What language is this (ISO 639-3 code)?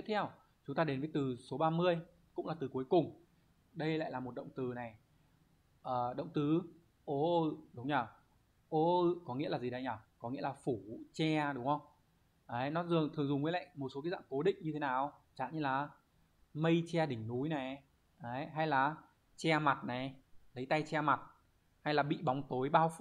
vie